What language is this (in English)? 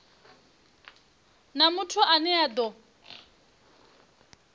Venda